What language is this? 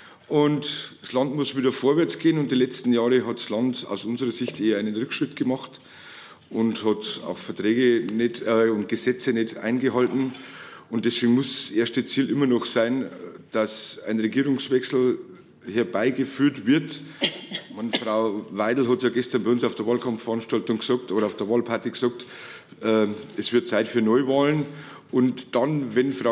German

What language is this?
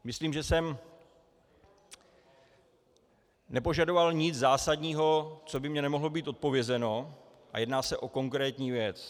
Czech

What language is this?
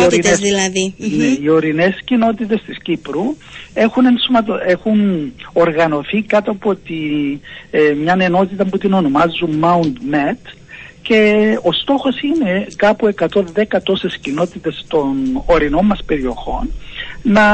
Greek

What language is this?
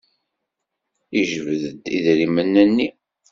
Kabyle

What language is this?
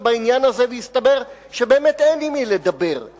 Hebrew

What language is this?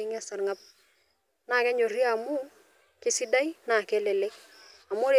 Masai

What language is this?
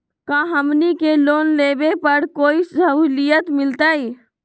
Magahi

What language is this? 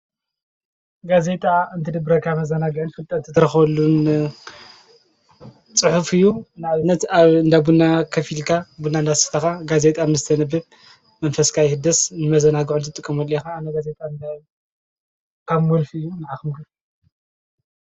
Tigrinya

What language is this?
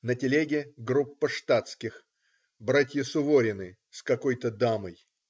Russian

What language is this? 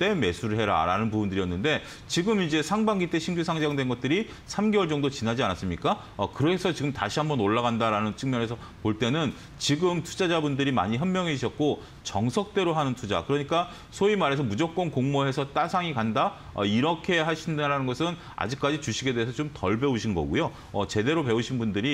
Korean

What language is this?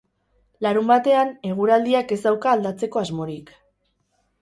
Basque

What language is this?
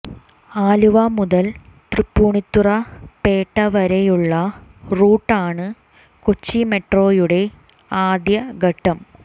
Malayalam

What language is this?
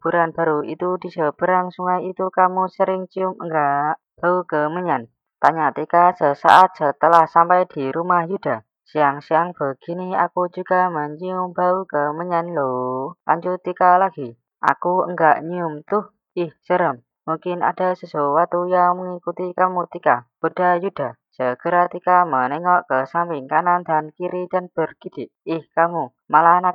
Indonesian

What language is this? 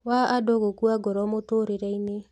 Kikuyu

